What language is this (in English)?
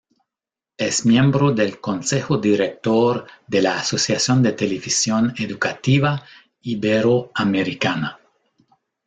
Spanish